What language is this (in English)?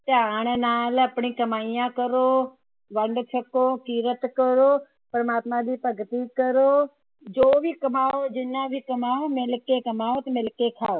Punjabi